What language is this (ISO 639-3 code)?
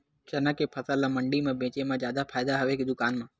hne